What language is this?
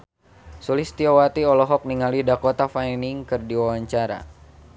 Sundanese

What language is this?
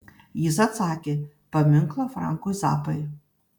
Lithuanian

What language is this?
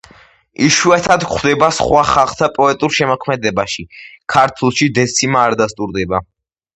Georgian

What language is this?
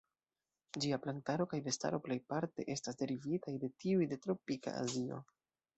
Esperanto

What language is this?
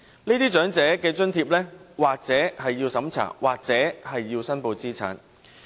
Cantonese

